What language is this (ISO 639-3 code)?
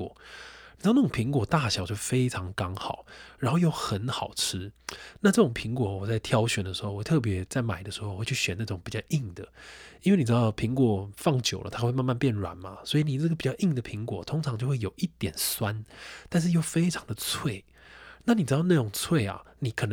zho